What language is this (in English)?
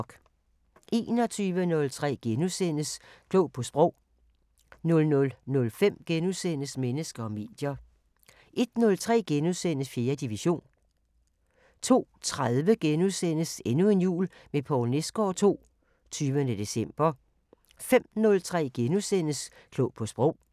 Danish